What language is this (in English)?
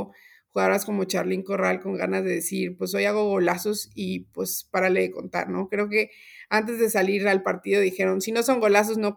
Spanish